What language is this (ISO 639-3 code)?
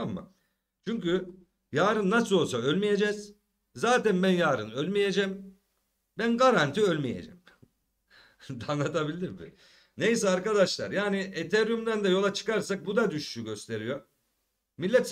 tur